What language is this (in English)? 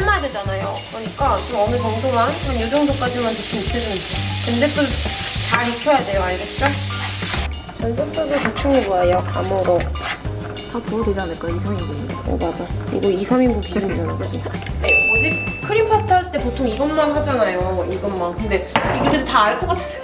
Korean